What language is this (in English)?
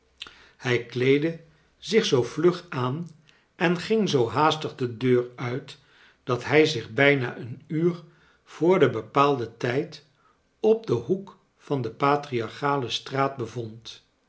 Dutch